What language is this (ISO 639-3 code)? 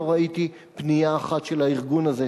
heb